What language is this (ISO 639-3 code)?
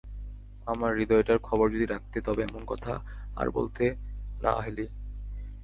ben